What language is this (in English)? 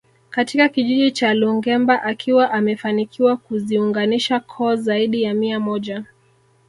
Swahili